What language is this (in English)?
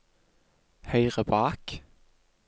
Norwegian